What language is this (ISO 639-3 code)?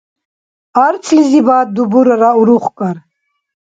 dar